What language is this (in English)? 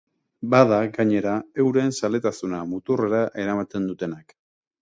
Basque